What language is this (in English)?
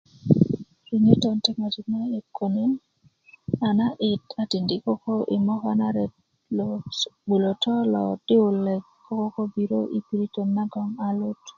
Kuku